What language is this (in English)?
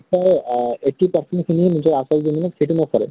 Assamese